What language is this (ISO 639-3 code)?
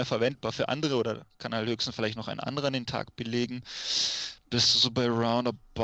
deu